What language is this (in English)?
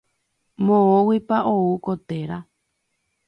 Guarani